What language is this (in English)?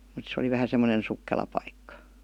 Finnish